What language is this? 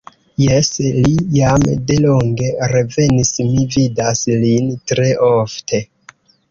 Esperanto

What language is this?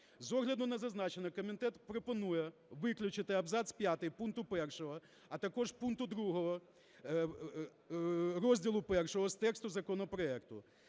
Ukrainian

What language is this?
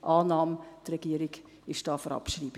Swiss German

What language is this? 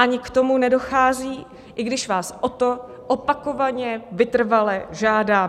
Czech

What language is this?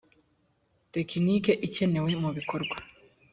Kinyarwanda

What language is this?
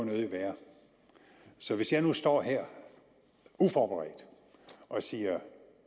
Danish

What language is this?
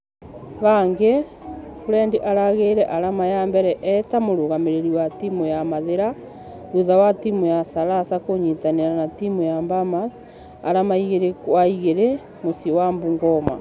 Kikuyu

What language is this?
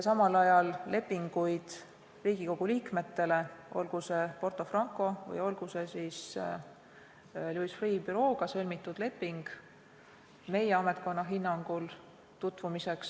Estonian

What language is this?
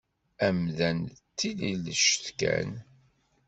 Kabyle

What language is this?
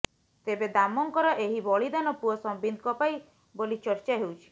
Odia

